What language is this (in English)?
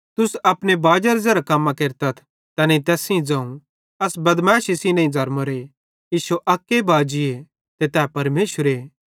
Bhadrawahi